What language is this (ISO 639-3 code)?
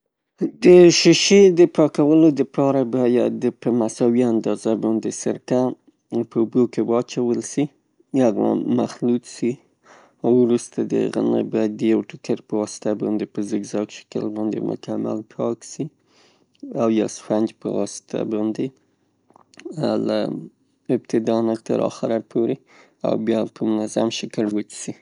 pus